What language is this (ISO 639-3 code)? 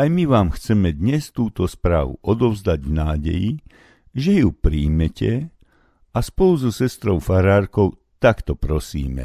slk